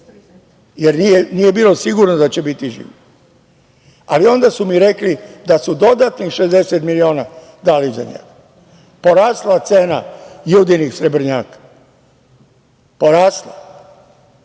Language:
Serbian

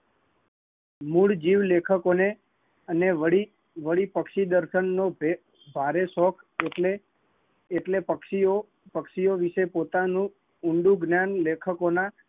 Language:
Gujarati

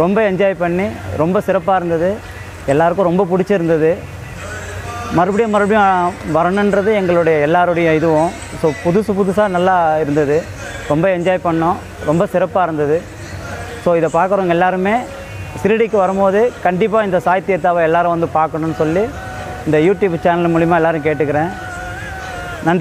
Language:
Hindi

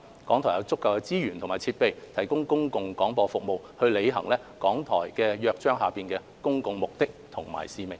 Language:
Cantonese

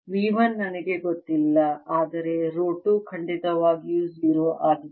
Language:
Kannada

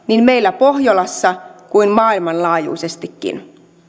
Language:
Finnish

